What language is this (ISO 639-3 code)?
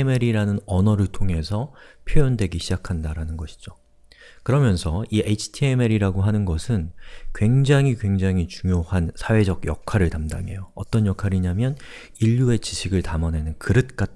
kor